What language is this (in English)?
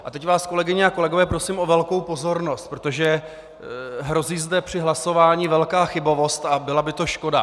Czech